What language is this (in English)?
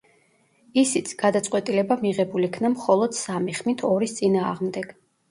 Georgian